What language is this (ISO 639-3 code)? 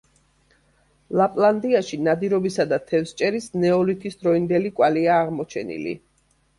kat